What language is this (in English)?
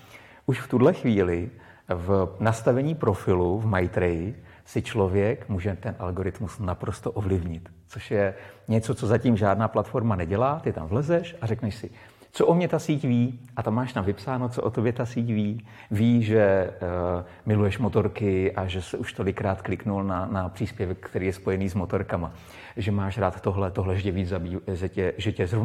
Czech